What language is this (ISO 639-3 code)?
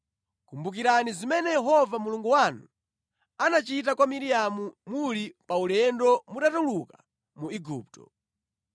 nya